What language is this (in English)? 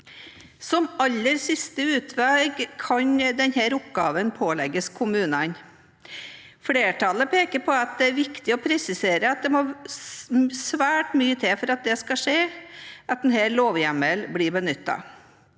Norwegian